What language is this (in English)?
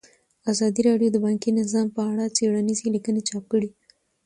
Pashto